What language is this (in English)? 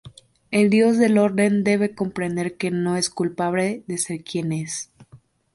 Spanish